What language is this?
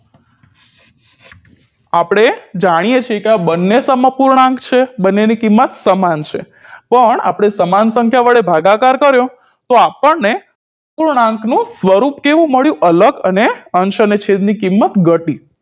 Gujarati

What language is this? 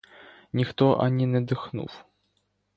Ukrainian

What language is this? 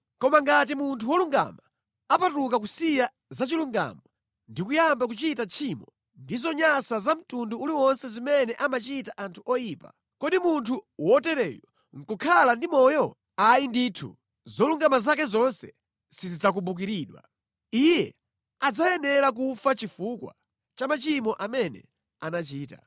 Nyanja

